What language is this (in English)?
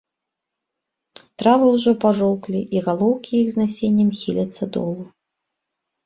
Belarusian